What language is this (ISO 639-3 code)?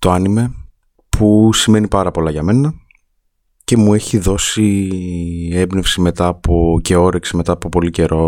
ell